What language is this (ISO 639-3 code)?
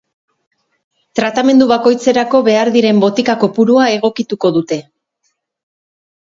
eus